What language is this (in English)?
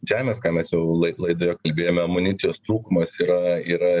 Lithuanian